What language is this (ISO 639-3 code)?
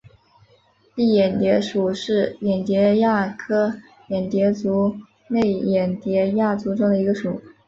zho